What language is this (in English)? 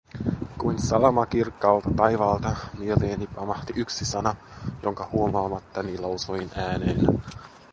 Finnish